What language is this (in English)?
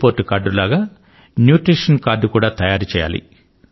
Telugu